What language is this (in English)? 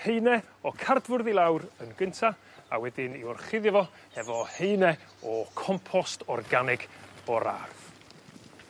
Welsh